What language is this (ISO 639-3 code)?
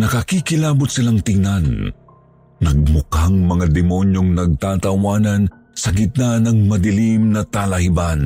fil